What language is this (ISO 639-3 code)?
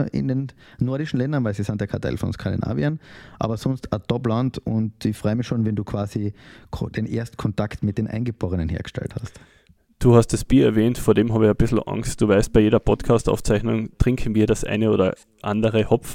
deu